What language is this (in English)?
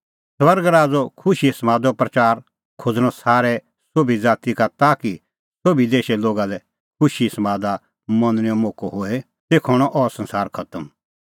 Kullu Pahari